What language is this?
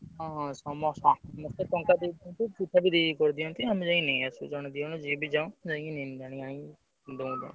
Odia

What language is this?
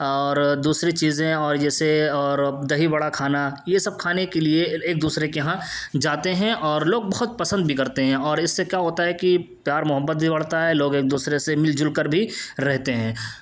Urdu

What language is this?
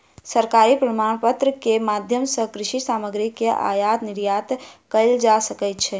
Maithili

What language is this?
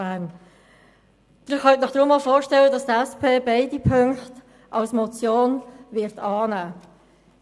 Swiss German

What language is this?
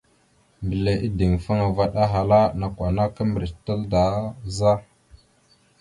Mada (Cameroon)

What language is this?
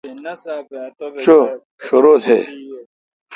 Kalkoti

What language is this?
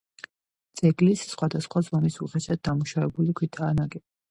Georgian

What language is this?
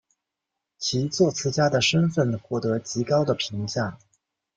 Chinese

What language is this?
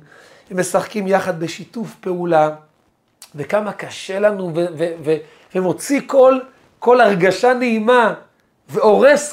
Hebrew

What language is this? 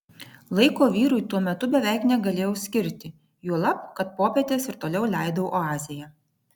Lithuanian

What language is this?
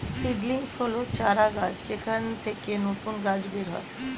Bangla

